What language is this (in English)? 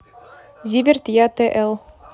Russian